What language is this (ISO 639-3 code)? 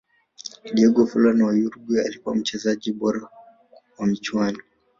swa